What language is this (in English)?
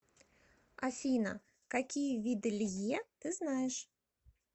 Russian